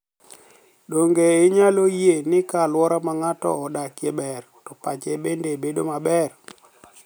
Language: Luo (Kenya and Tanzania)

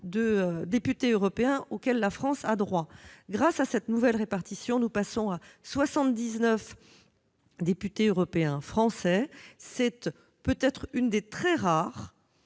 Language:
French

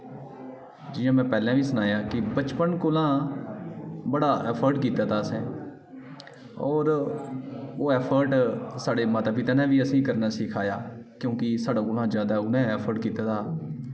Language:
Dogri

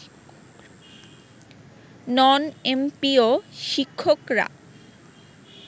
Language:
Bangla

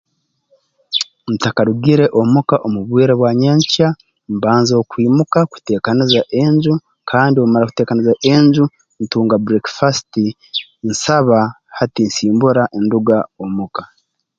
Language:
Tooro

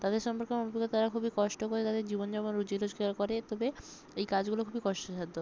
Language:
Bangla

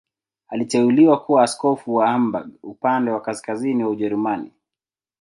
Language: Swahili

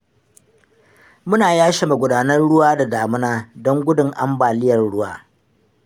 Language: Hausa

